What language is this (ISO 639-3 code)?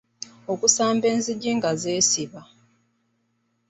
lug